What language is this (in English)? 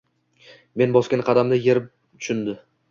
Uzbek